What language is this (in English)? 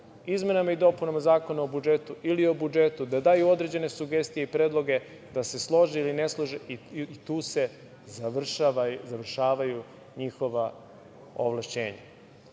Serbian